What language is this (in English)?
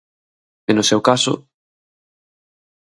Galician